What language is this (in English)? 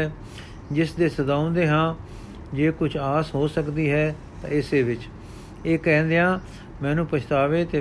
Punjabi